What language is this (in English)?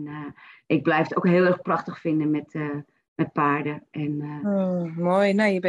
Dutch